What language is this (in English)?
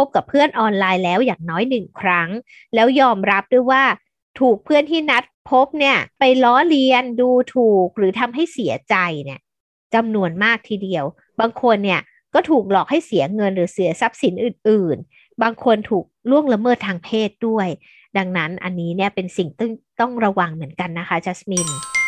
Thai